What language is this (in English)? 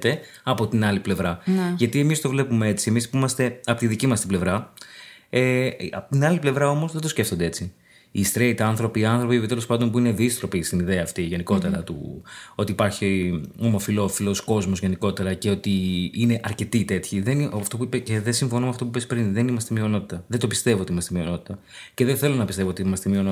Greek